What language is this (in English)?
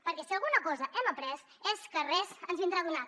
Catalan